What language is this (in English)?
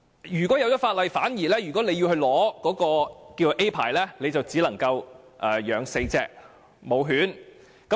Cantonese